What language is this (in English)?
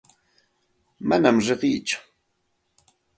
Santa Ana de Tusi Pasco Quechua